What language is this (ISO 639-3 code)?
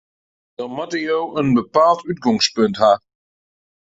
fry